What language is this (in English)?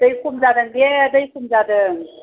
Bodo